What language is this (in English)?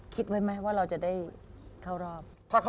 Thai